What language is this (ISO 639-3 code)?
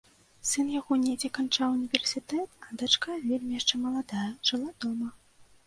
bel